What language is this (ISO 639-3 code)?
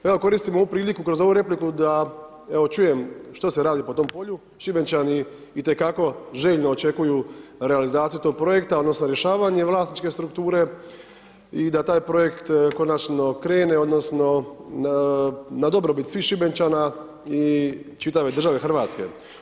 hrv